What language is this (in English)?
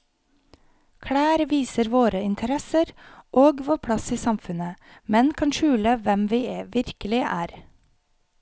Norwegian